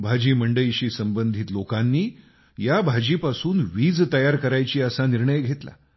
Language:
Marathi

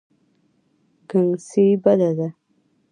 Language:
Pashto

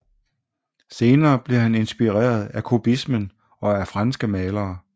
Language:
Danish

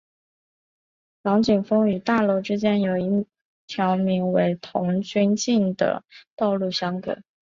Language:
Chinese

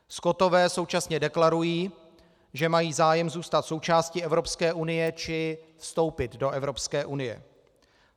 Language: Czech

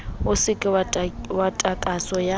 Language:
Southern Sotho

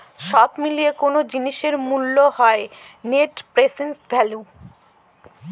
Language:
Bangla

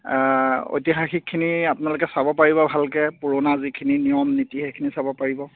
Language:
Assamese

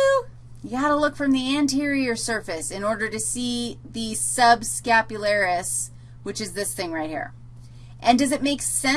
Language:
English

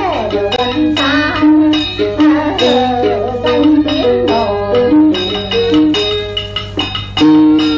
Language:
Thai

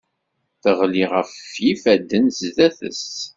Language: Kabyle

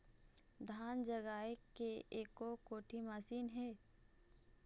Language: Chhattisgarhi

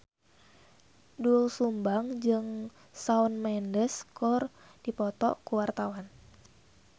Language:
Sundanese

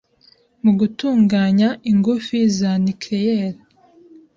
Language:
Kinyarwanda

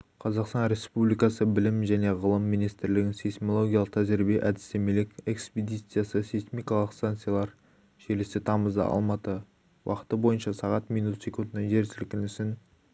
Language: Kazakh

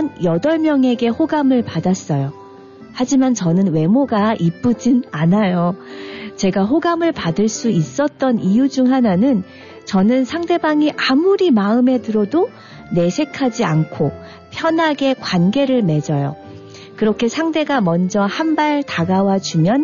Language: Korean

